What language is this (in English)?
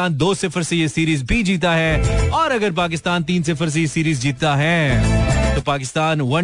Hindi